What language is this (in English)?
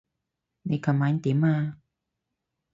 Cantonese